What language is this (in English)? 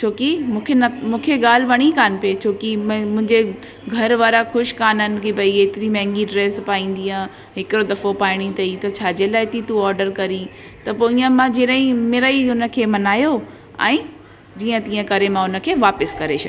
Sindhi